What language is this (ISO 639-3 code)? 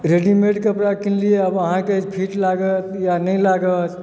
mai